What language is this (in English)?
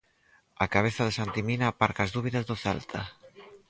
Galician